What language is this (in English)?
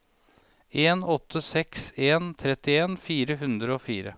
Norwegian